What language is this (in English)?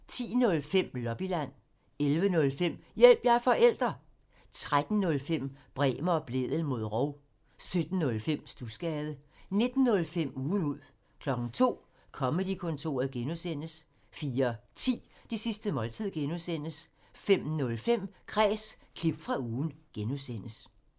Danish